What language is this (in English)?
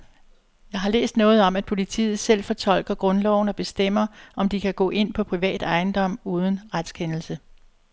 Danish